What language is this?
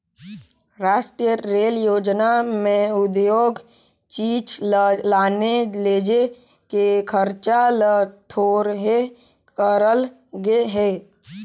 Chhattisgarhi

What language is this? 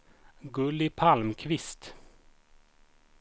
Swedish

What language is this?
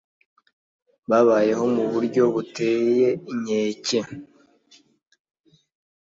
Kinyarwanda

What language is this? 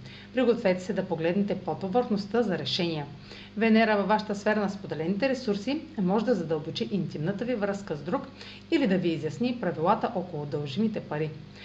Bulgarian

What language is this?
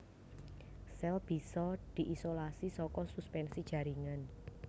Javanese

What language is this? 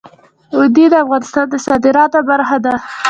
Pashto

